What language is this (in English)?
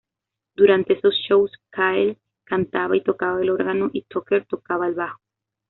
Spanish